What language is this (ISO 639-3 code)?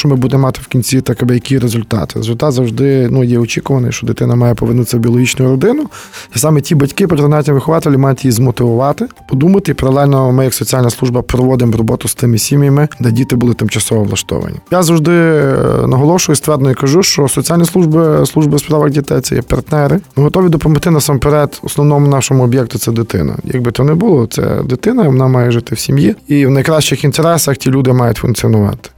ukr